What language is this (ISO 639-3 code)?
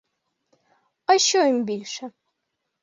ukr